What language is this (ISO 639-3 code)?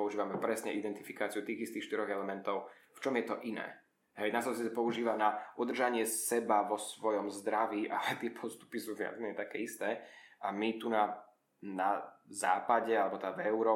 slk